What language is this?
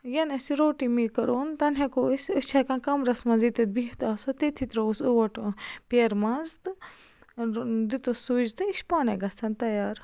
Kashmiri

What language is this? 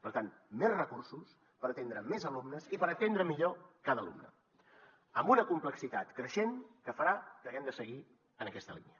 Catalan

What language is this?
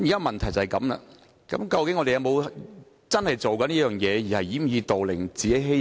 Cantonese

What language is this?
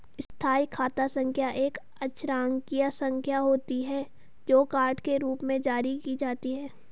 Hindi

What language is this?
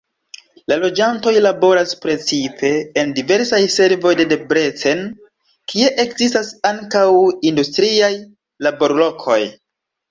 Esperanto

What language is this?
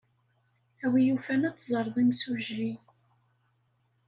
Kabyle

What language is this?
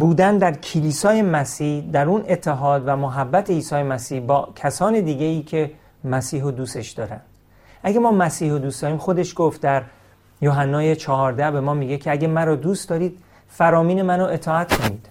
Persian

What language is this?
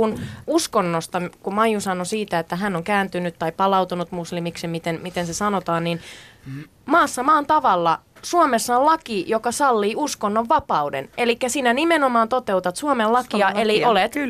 Finnish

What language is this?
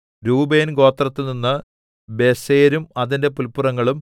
Malayalam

